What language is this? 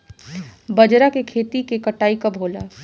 Bhojpuri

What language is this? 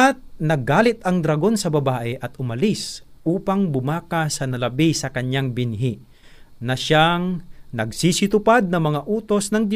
Filipino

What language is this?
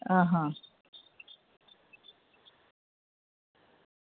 Gujarati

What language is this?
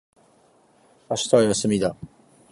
Japanese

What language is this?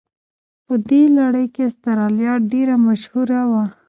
Pashto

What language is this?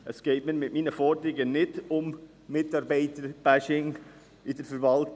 Swiss German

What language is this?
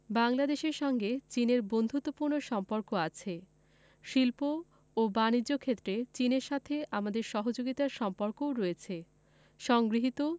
Bangla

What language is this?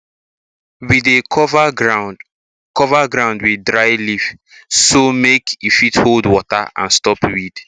Nigerian Pidgin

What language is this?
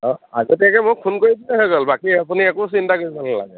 Assamese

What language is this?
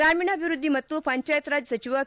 Kannada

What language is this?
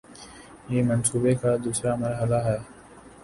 Urdu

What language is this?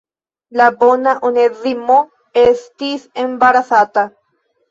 Esperanto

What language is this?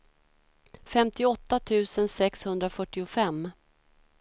Swedish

